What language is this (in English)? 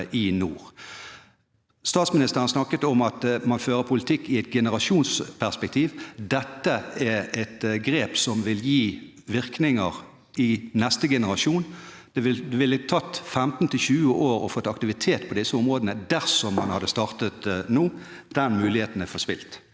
Norwegian